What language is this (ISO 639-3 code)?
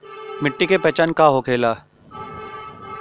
bho